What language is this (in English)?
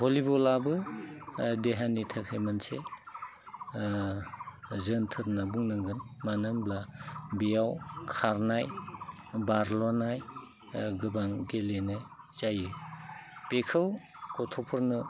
Bodo